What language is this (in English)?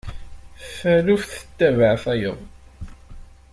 Kabyle